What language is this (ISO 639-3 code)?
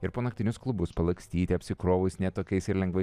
lit